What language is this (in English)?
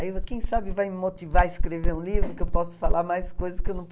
Portuguese